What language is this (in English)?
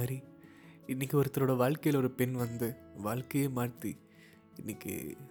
Tamil